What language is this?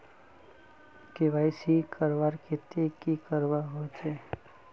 Magahi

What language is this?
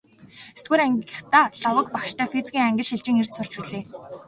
Mongolian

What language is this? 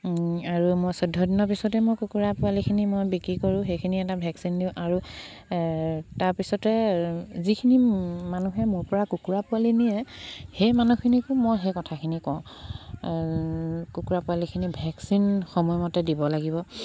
Assamese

